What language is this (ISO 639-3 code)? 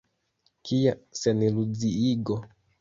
epo